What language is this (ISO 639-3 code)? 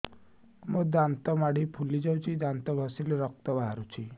ori